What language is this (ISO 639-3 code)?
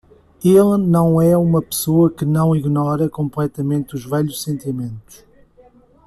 por